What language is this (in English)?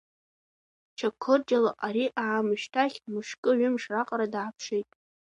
Abkhazian